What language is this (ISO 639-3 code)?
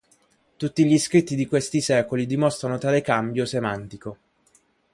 ita